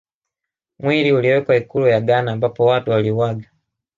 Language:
Swahili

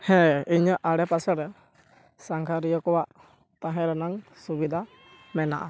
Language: Santali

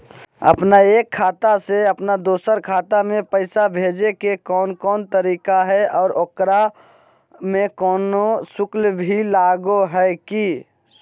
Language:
Magahi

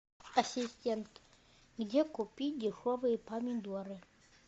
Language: Russian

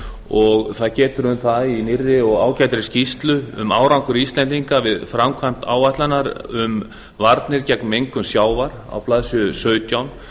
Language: Icelandic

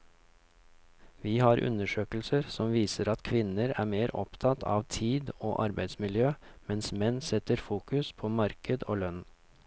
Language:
Norwegian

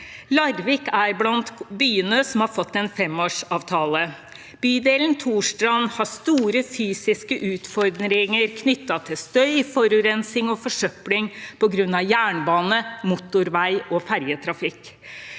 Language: Norwegian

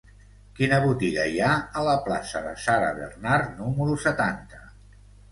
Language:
Catalan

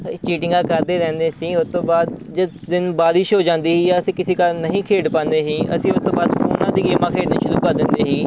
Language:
Punjabi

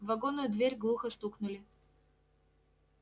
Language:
Russian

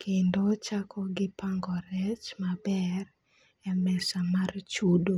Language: Luo (Kenya and Tanzania)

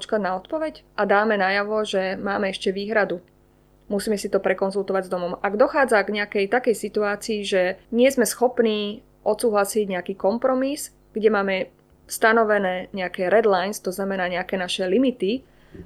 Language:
Slovak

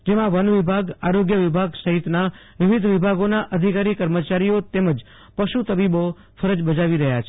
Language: Gujarati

